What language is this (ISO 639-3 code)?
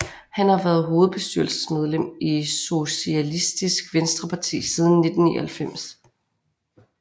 dan